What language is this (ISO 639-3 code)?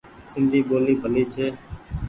gig